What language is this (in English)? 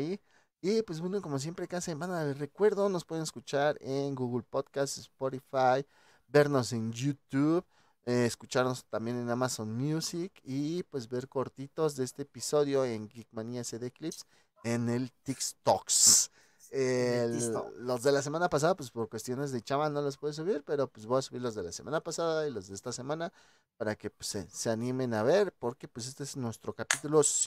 Spanish